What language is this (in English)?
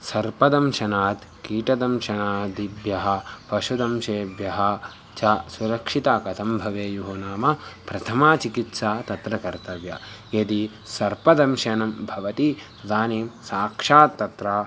Sanskrit